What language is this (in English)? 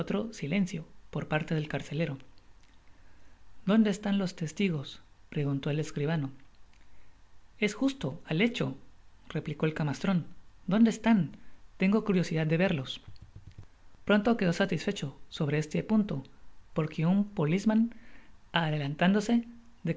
Spanish